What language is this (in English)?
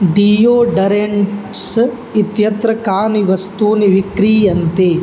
Sanskrit